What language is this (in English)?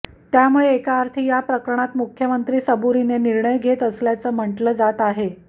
Marathi